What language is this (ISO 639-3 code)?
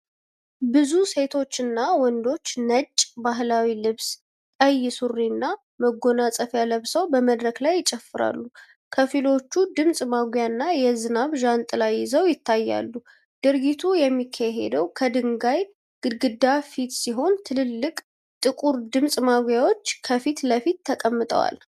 amh